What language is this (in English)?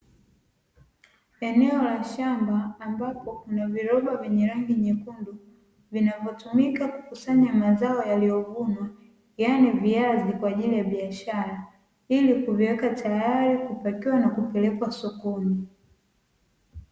Swahili